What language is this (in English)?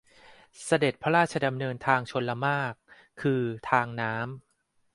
Thai